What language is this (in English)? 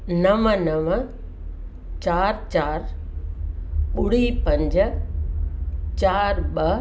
Sindhi